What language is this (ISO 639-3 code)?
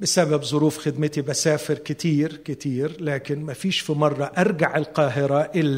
ara